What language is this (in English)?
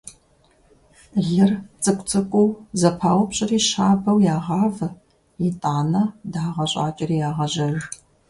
Kabardian